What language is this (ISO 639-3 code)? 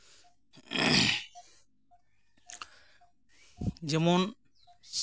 sat